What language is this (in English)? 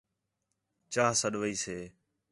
Khetrani